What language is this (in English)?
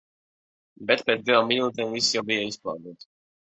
Latvian